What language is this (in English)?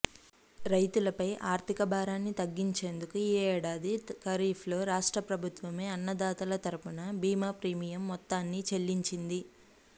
Telugu